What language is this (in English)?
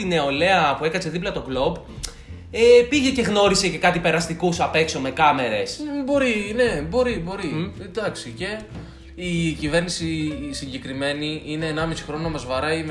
Greek